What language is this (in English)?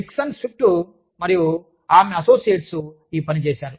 Telugu